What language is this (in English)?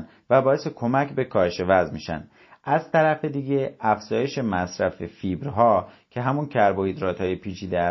Persian